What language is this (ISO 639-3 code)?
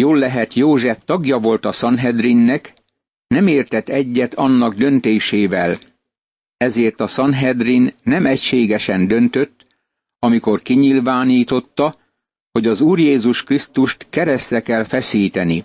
hun